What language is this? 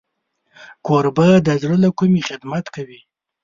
Pashto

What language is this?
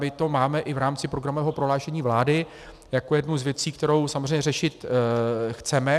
Czech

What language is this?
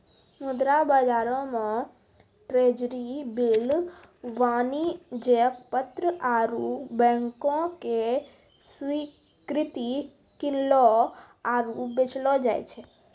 Maithili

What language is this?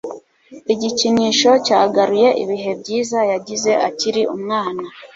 Kinyarwanda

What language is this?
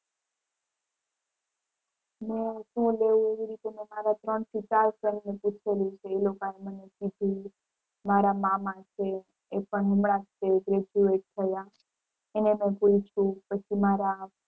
Gujarati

